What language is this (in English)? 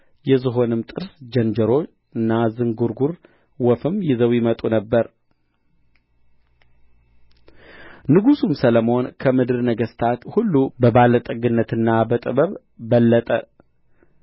Amharic